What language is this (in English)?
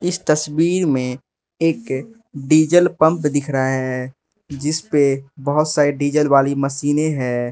Hindi